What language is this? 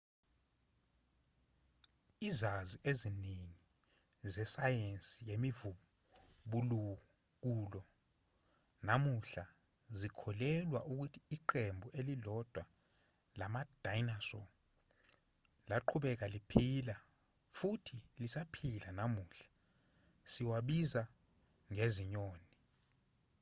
Zulu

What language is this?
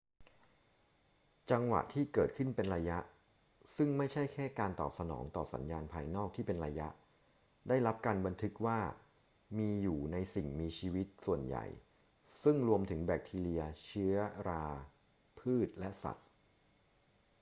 Thai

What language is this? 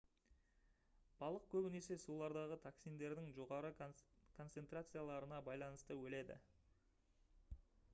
Kazakh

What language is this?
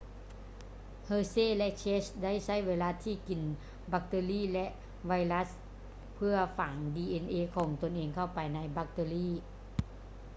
Lao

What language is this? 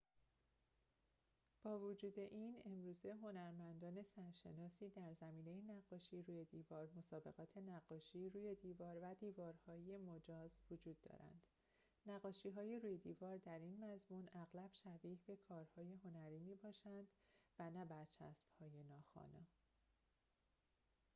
Persian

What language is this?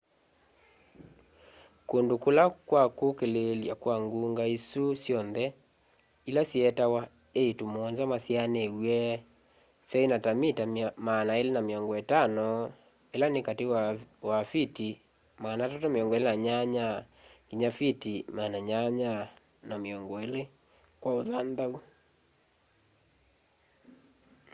Kamba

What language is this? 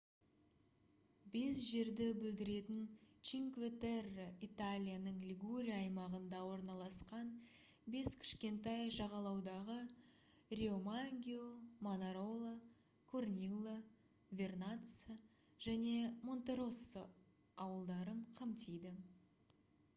Kazakh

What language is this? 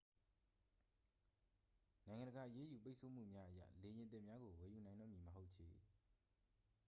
Burmese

